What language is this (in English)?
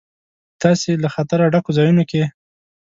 Pashto